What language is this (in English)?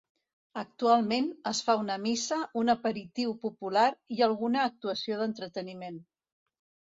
Catalan